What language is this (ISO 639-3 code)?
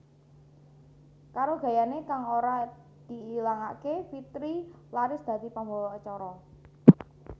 jav